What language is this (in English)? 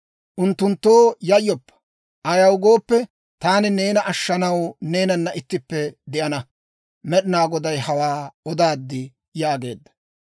Dawro